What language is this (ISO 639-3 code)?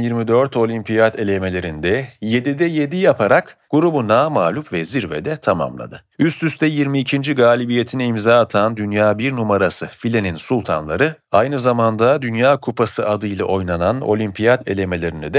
tur